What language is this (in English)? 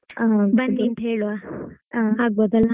Kannada